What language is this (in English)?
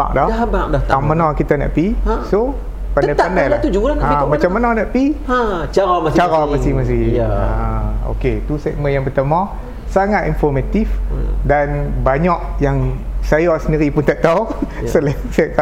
Malay